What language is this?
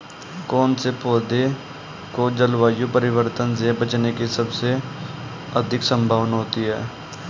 Hindi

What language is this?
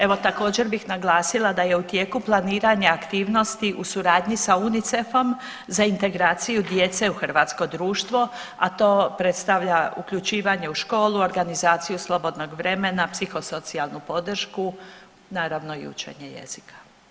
Croatian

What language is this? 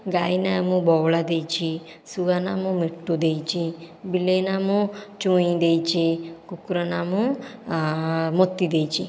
Odia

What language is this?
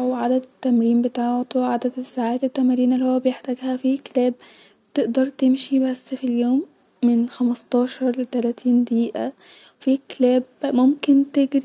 Egyptian Arabic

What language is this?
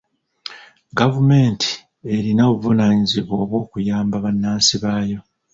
Ganda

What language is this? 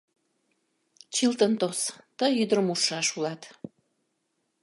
Mari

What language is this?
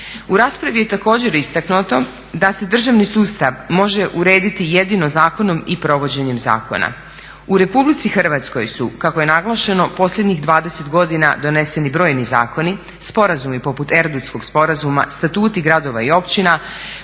Croatian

